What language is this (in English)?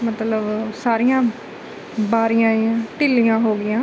Punjabi